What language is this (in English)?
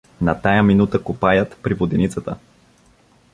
Bulgarian